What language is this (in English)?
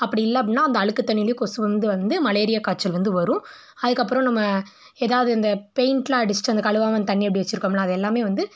Tamil